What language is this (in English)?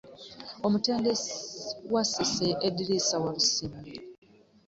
Ganda